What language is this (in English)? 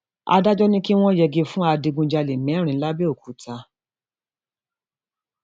Yoruba